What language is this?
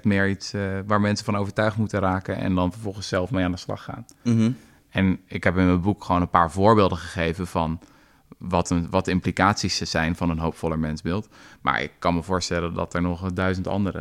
Dutch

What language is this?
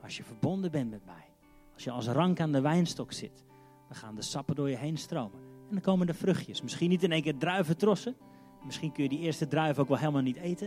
Dutch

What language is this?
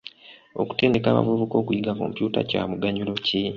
Ganda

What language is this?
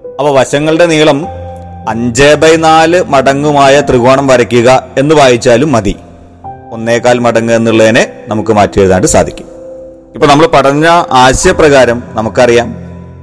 Malayalam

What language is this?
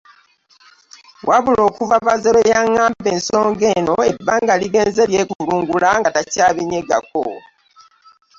Ganda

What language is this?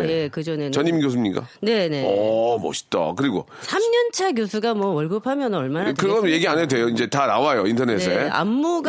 Korean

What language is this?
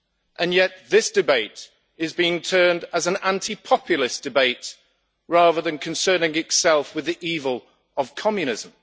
English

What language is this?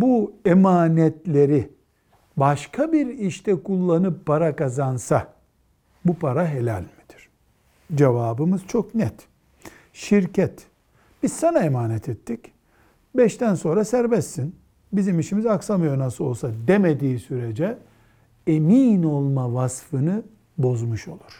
Turkish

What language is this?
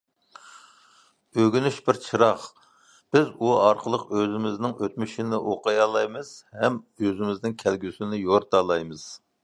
Uyghur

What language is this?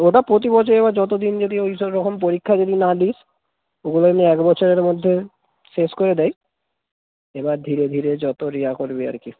Bangla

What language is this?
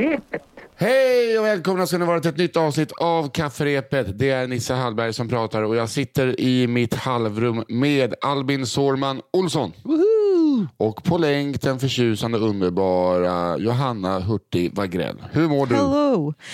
Swedish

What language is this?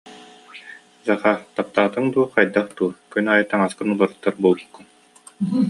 Yakut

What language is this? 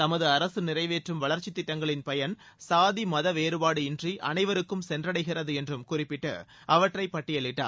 Tamil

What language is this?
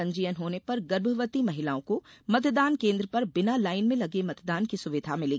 Hindi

